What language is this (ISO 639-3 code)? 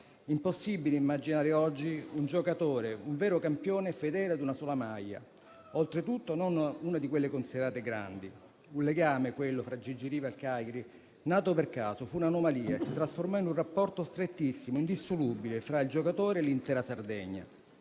ita